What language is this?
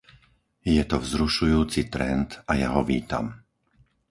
Slovak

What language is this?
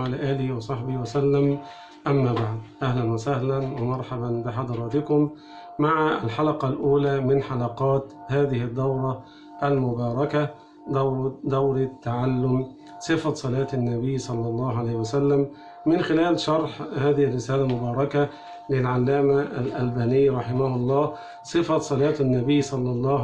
Arabic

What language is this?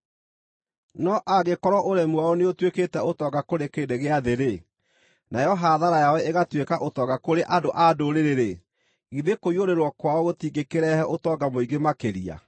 Kikuyu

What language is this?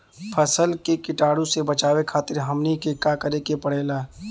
Bhojpuri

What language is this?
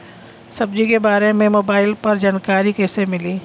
Bhojpuri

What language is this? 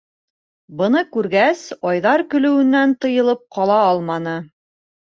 Bashkir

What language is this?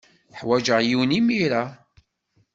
Kabyle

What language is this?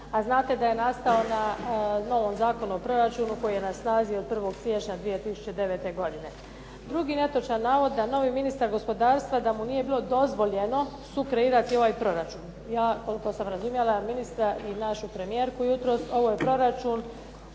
Croatian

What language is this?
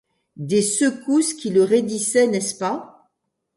French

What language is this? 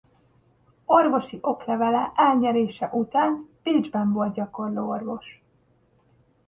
Hungarian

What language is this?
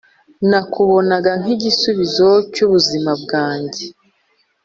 Kinyarwanda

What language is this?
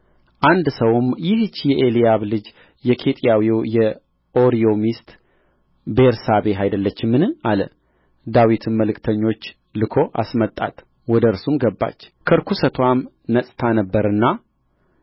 Amharic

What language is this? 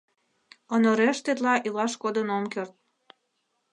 Mari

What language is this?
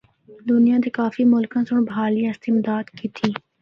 Northern Hindko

